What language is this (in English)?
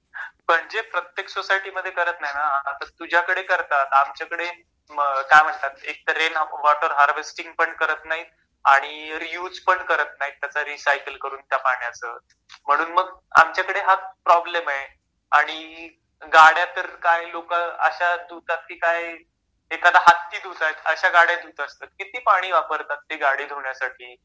Marathi